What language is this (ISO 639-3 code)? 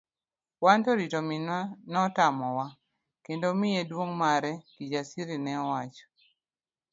luo